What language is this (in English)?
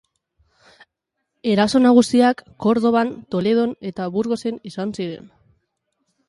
Basque